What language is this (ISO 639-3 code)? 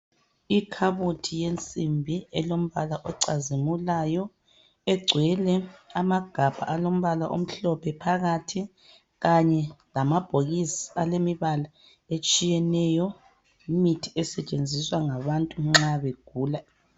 nde